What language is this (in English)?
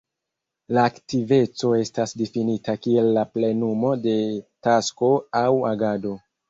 Esperanto